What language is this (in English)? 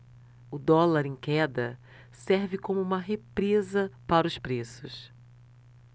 Portuguese